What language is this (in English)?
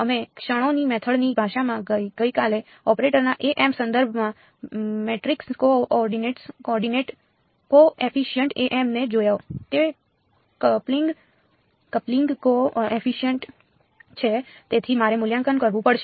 Gujarati